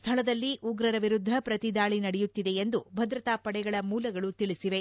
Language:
Kannada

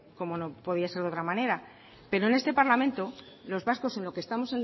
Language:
Spanish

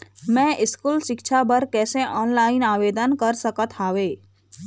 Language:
Chhattisgarhi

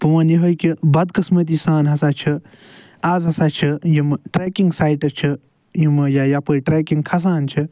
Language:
Kashmiri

